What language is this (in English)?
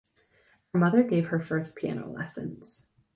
English